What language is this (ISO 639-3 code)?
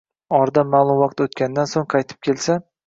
uzb